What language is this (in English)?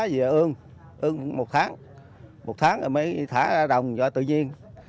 Vietnamese